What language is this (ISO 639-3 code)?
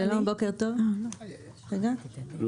heb